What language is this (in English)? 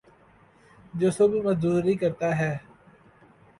Urdu